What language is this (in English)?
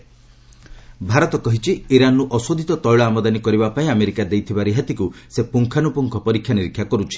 Odia